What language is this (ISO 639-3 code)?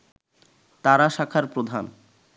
ben